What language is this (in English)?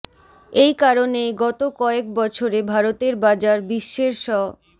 Bangla